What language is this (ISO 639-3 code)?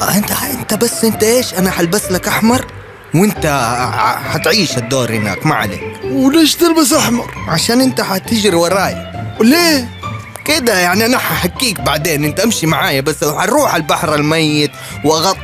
ara